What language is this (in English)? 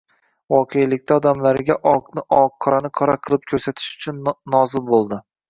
Uzbek